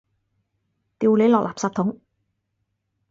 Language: Cantonese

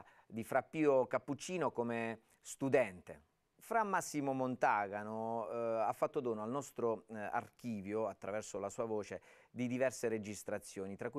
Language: Italian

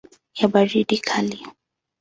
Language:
Swahili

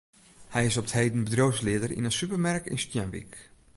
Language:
Western Frisian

